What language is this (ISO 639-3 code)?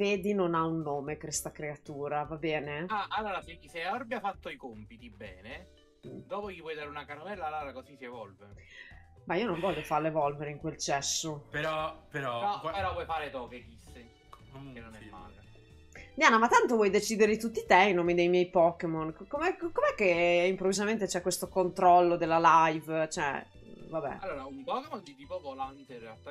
ita